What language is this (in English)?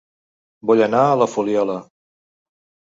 Catalan